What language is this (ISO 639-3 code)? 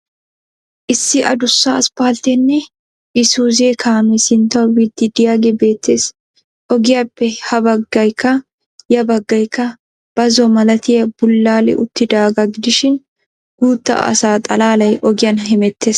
wal